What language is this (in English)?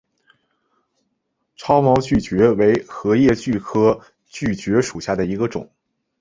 Chinese